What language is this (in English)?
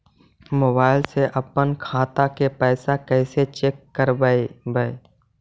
Magahi